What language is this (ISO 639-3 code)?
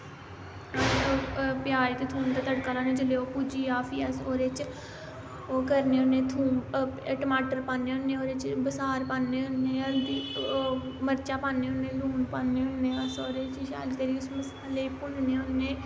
doi